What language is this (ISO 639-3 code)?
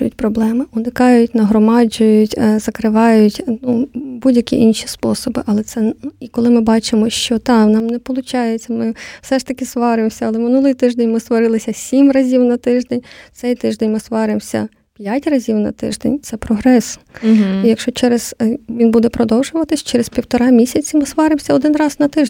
ukr